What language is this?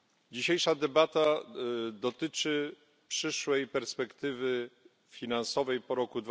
Polish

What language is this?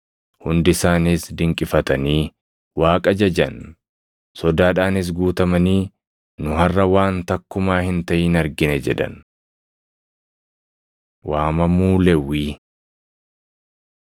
Oromo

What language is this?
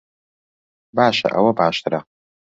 Central Kurdish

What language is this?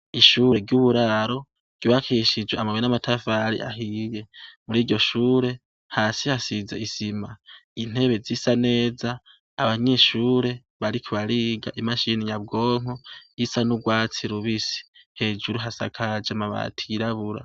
Rundi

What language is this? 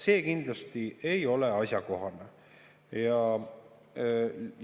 Estonian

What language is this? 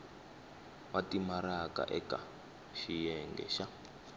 Tsonga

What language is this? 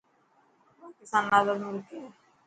Dhatki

